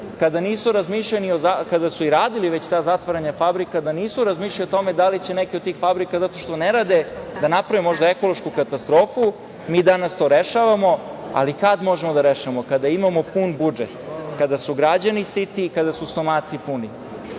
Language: Serbian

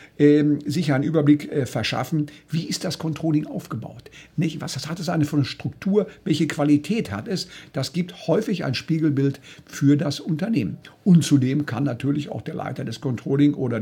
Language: German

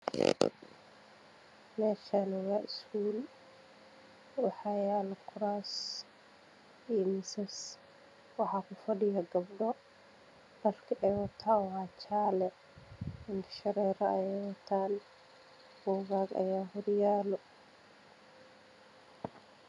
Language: Somali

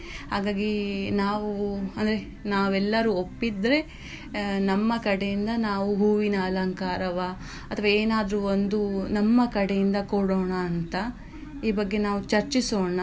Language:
Kannada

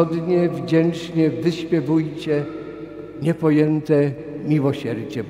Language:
Polish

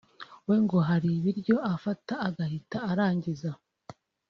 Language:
Kinyarwanda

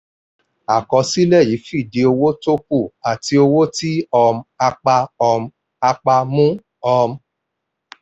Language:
Yoruba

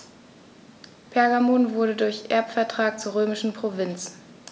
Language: German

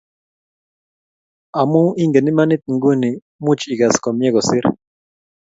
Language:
Kalenjin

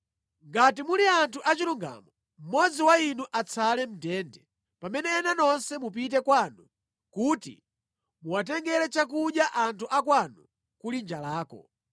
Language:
Nyanja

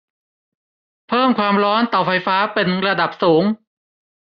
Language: Thai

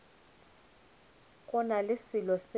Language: Northern Sotho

